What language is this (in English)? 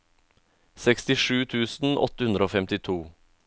Norwegian